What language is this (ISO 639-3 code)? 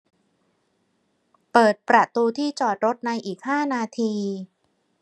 tha